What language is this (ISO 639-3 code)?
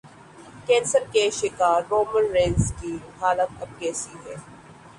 urd